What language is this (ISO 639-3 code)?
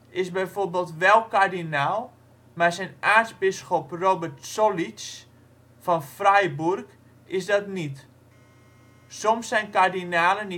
nld